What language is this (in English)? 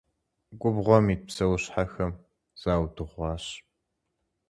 Kabardian